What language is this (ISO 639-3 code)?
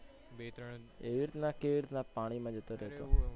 guj